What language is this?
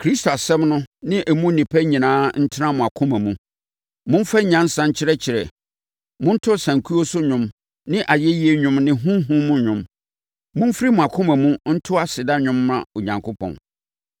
Akan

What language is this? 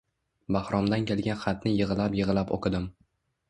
Uzbek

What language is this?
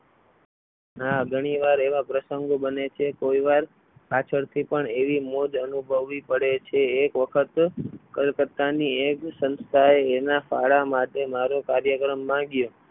Gujarati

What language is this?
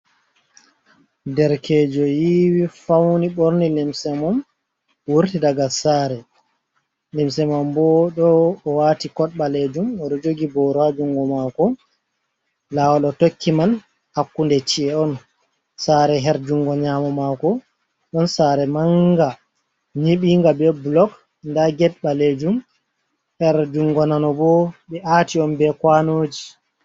Fula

